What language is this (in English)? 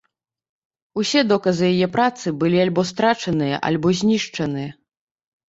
Belarusian